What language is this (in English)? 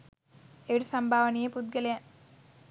Sinhala